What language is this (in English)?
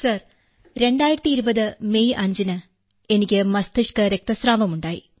Malayalam